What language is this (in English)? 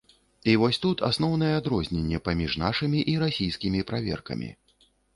Belarusian